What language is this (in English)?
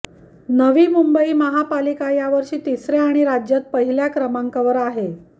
Marathi